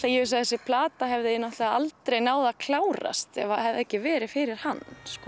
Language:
Icelandic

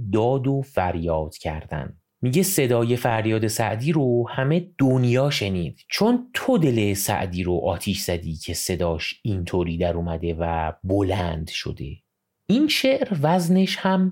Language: Persian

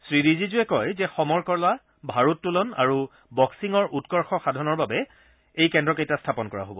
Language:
Assamese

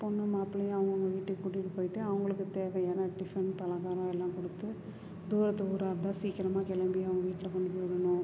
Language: Tamil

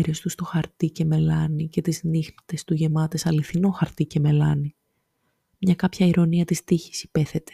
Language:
Greek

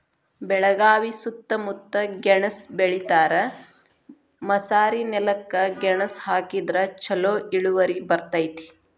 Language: Kannada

